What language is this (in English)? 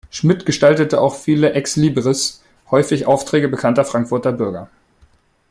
German